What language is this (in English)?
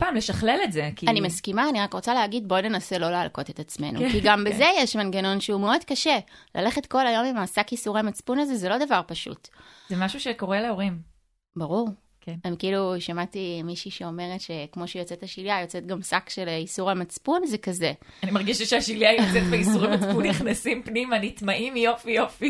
Hebrew